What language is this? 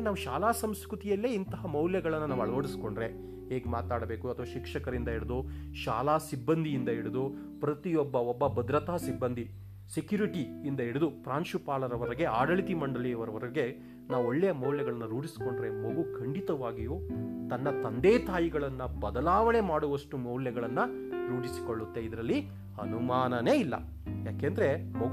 Kannada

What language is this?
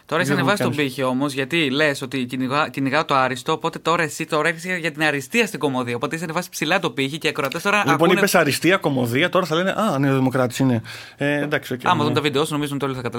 Greek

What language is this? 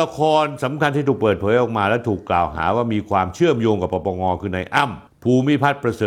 Thai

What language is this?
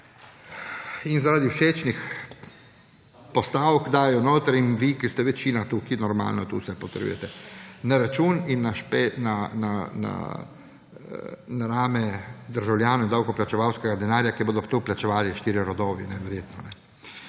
Slovenian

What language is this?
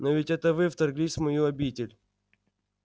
Russian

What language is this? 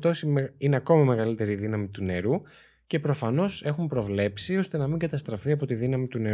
Greek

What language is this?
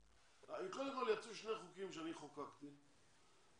Hebrew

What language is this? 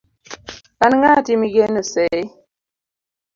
Luo (Kenya and Tanzania)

